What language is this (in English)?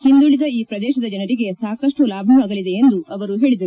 Kannada